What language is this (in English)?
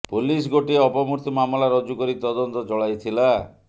Odia